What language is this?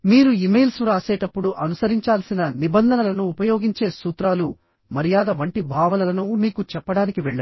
Telugu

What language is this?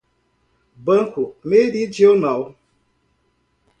Portuguese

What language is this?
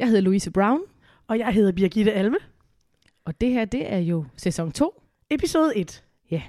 Danish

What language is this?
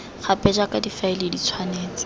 Tswana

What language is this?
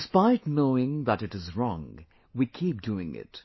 English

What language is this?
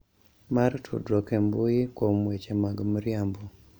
Luo (Kenya and Tanzania)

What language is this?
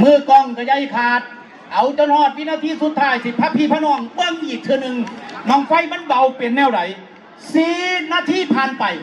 Thai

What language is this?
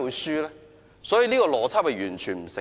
Cantonese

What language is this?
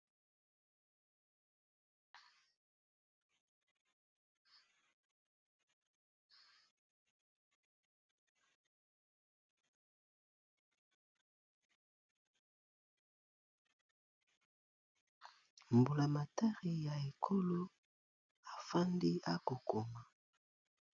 Lingala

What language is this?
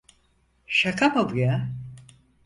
Turkish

